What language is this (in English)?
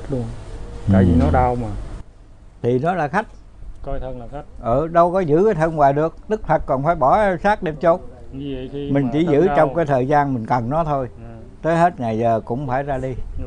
Vietnamese